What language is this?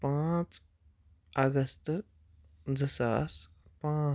Kashmiri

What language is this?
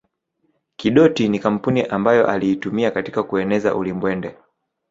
Swahili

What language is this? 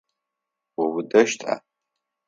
Adyghe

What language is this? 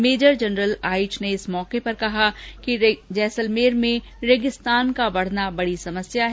Hindi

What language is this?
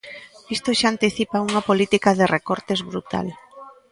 Galician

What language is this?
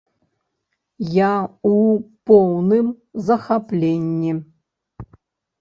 Belarusian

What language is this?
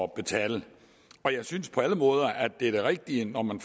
Danish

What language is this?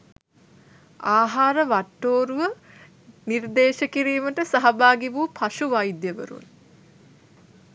Sinhala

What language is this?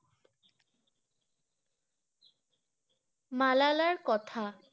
Bangla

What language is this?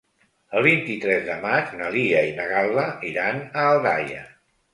Catalan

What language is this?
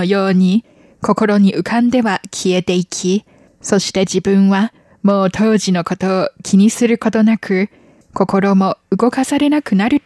Japanese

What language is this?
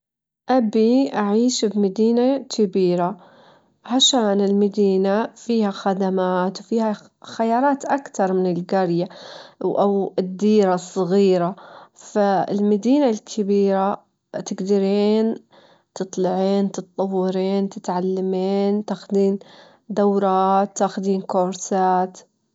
Gulf Arabic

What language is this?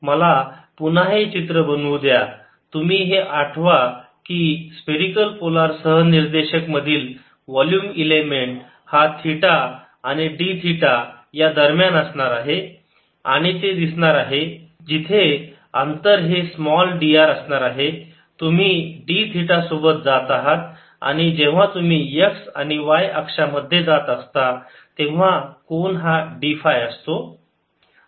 Marathi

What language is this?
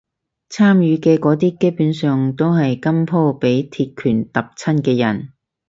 Cantonese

